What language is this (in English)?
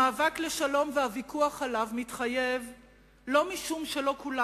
Hebrew